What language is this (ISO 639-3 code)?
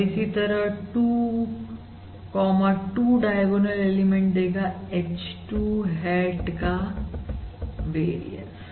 hin